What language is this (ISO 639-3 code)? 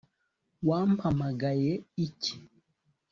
kin